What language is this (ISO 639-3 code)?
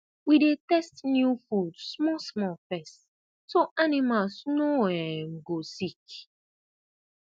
pcm